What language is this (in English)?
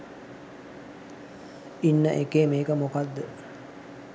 Sinhala